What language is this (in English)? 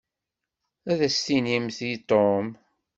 Kabyle